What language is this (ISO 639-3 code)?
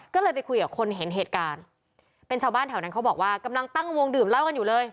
tha